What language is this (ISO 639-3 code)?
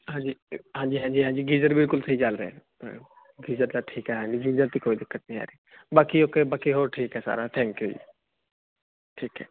pan